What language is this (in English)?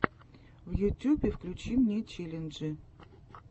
Russian